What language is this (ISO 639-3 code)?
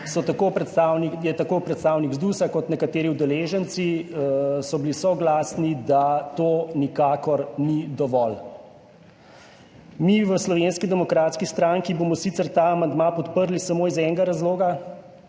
slv